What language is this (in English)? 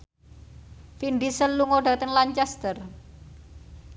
Javanese